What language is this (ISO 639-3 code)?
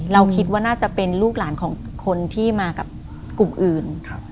tha